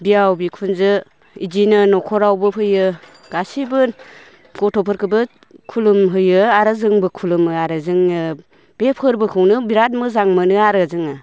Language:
Bodo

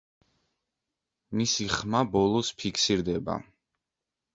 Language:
Georgian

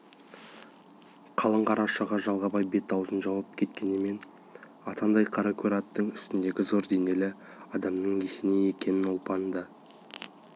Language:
Kazakh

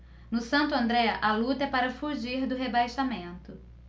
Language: Portuguese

